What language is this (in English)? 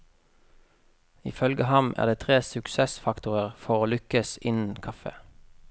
Norwegian